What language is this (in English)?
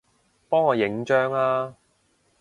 Cantonese